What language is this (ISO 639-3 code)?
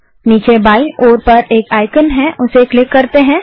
hin